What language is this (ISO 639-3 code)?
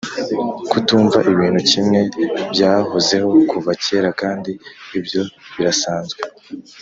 kin